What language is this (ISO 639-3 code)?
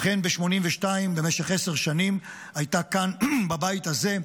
heb